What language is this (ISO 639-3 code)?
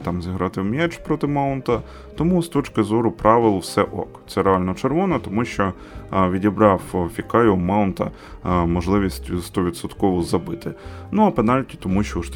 ukr